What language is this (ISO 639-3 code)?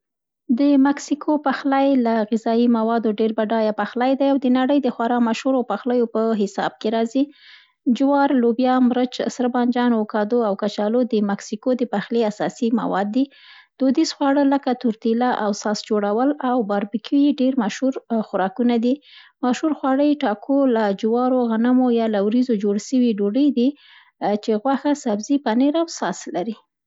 pst